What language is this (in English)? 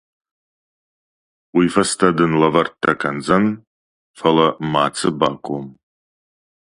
Ossetic